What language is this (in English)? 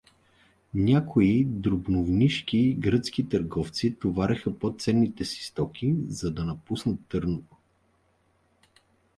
Bulgarian